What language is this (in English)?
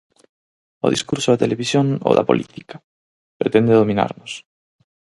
Galician